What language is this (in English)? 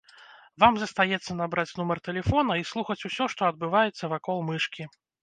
Belarusian